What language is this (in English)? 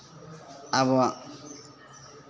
Santali